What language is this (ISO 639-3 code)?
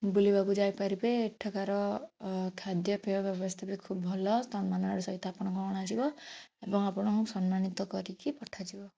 ori